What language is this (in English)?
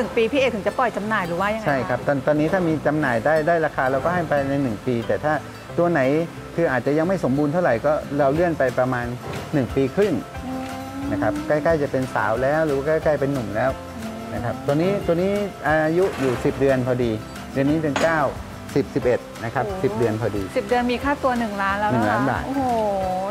Thai